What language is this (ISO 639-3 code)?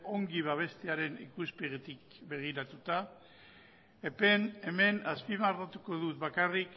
eus